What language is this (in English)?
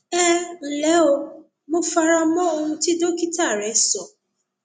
Yoruba